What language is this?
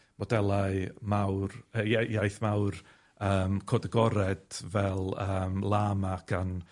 Welsh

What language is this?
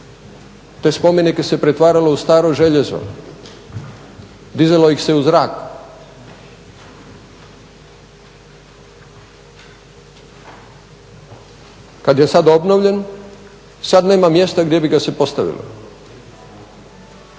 Croatian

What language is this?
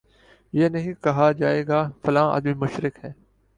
Urdu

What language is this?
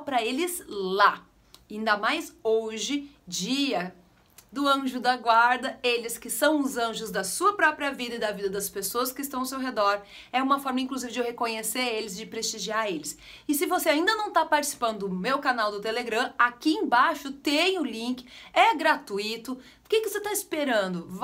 Portuguese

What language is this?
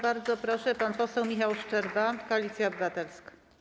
Polish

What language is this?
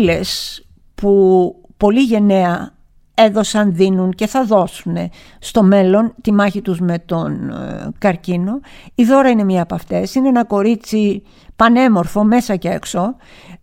Greek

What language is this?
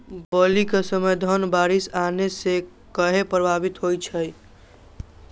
Magahi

